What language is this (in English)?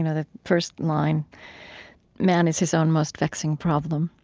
English